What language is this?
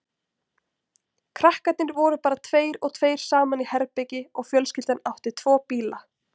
Icelandic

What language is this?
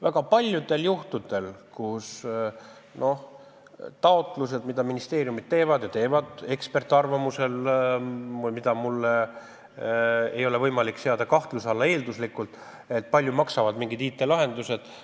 Estonian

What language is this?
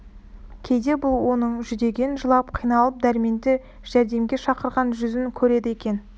Kazakh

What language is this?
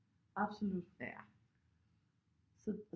Danish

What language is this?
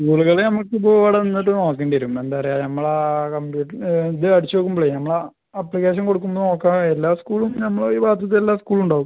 Malayalam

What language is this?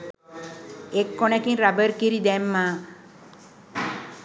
Sinhala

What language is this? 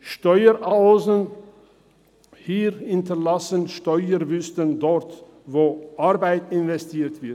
Swiss German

